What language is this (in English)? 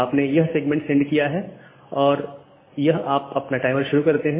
Hindi